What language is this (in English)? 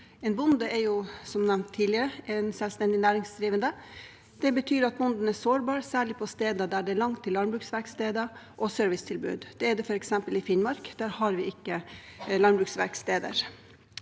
Norwegian